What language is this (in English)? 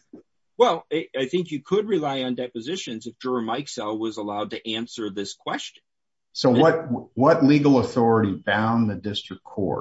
English